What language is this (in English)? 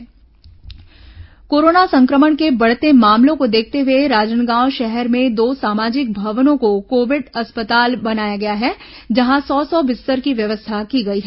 Hindi